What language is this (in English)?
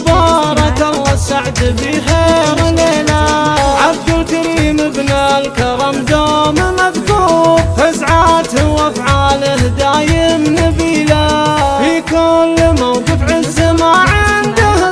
Arabic